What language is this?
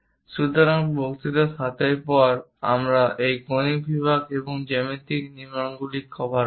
Bangla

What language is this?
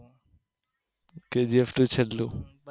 Gujarati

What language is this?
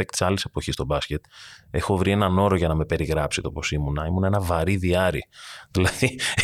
Greek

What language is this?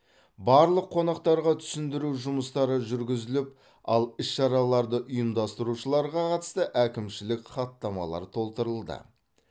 Kazakh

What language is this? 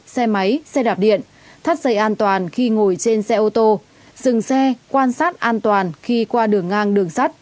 Vietnamese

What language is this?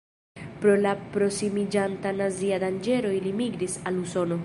Esperanto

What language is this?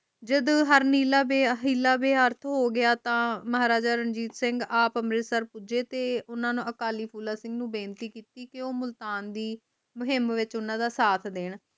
Punjabi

